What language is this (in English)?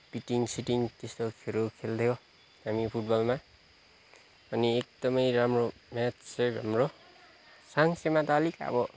Nepali